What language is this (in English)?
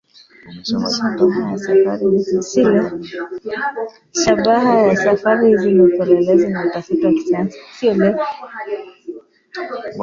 Swahili